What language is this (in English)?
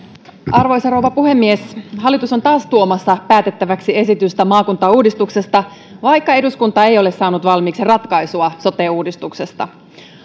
Finnish